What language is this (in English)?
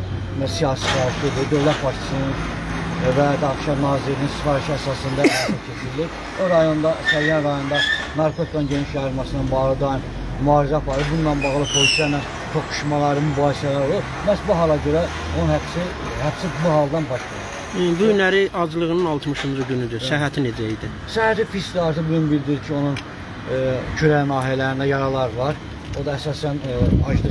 Turkish